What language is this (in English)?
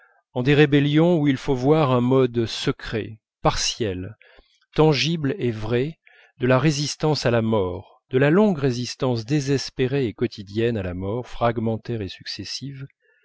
French